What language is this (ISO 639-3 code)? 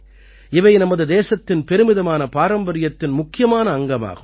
tam